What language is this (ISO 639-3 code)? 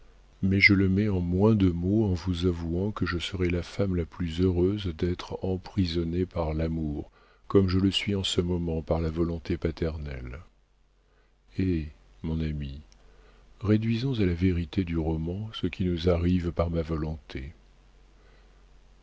fra